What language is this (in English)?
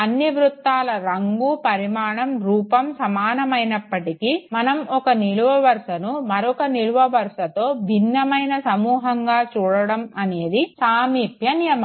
Telugu